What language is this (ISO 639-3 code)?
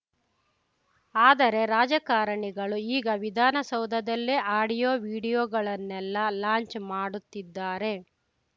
kan